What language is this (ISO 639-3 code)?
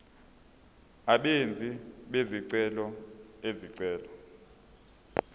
zul